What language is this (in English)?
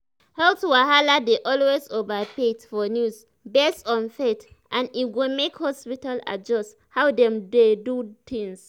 Nigerian Pidgin